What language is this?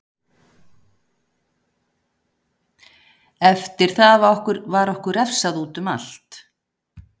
Icelandic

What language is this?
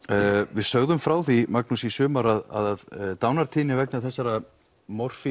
Icelandic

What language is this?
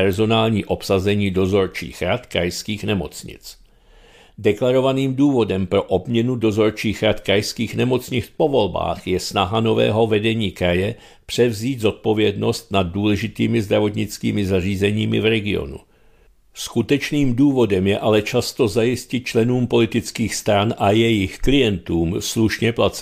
Czech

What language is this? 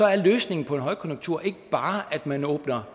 Danish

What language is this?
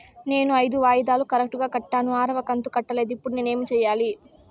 Telugu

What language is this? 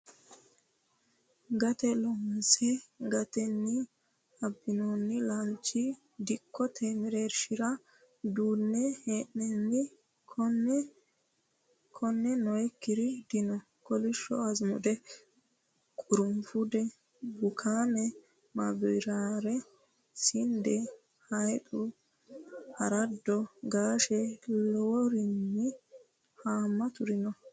Sidamo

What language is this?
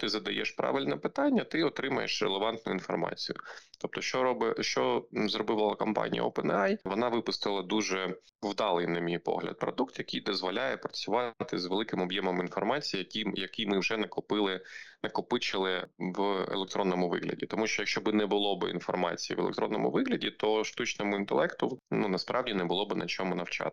Ukrainian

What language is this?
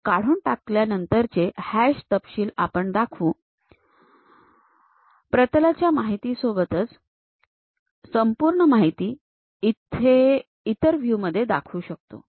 Marathi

